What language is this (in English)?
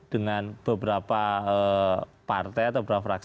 Indonesian